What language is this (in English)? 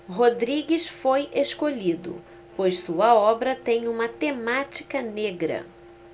Portuguese